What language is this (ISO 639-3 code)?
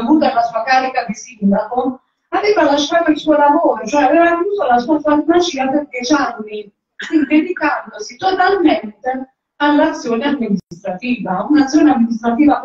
ita